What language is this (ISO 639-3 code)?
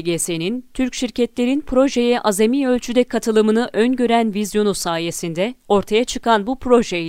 tur